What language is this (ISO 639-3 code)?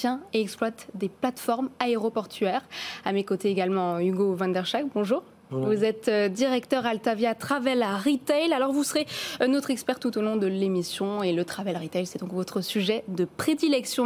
fra